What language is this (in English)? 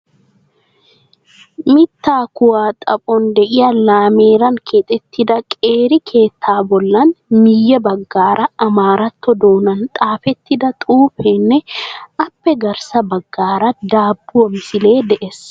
Wolaytta